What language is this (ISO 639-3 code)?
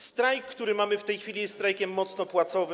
pol